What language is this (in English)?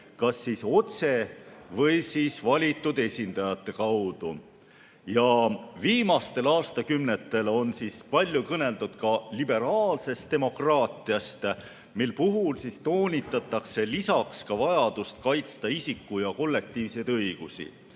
Estonian